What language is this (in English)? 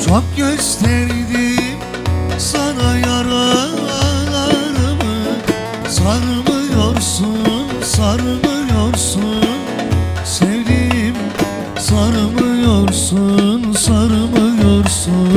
Turkish